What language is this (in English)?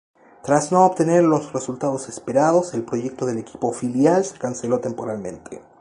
Spanish